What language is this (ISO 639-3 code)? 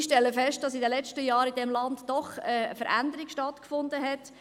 gsw